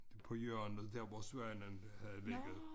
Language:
Danish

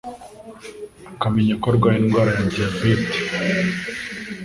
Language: Kinyarwanda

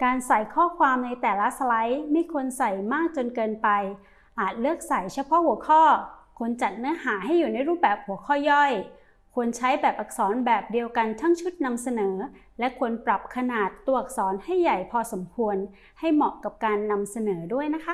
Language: Thai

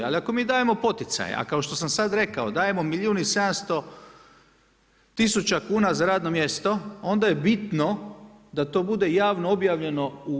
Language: Croatian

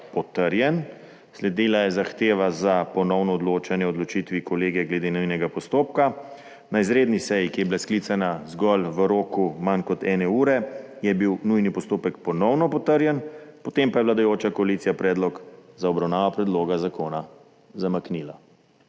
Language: Slovenian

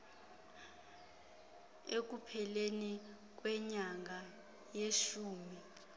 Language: Xhosa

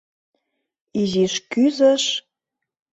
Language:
Mari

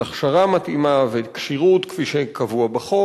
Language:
Hebrew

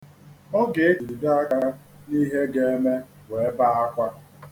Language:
Igbo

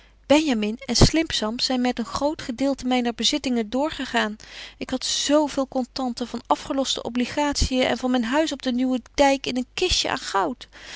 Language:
Dutch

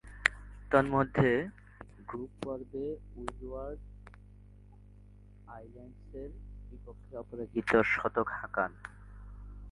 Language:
Bangla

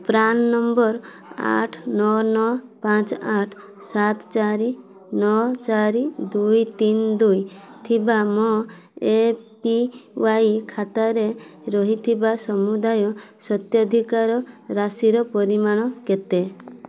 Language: Odia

